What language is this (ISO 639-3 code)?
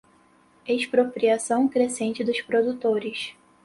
por